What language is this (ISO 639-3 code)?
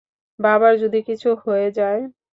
ben